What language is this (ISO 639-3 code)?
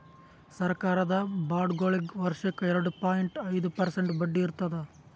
kan